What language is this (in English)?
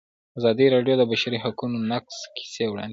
Pashto